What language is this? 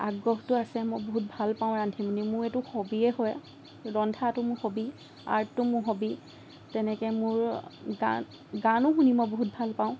Assamese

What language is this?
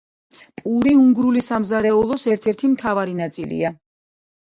Georgian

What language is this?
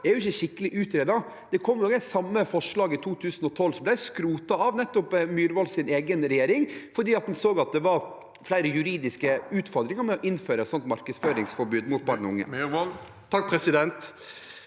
Norwegian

